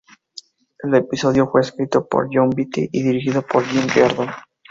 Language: Spanish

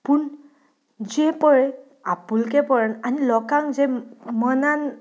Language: Konkani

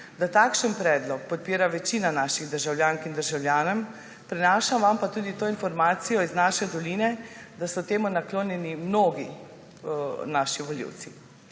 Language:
Slovenian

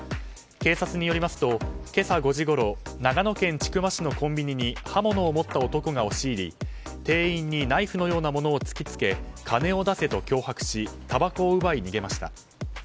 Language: Japanese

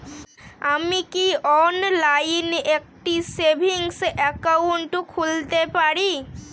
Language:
Bangla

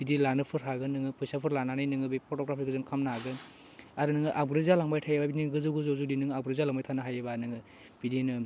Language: Bodo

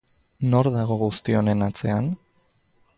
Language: Basque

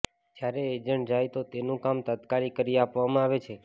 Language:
Gujarati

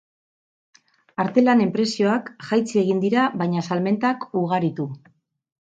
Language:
Basque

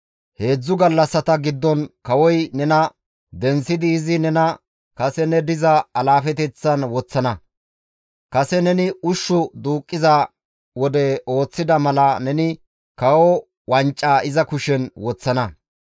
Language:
Gamo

